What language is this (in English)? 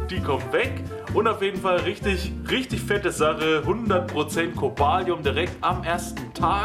German